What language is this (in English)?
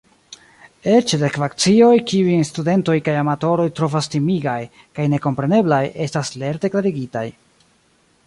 Esperanto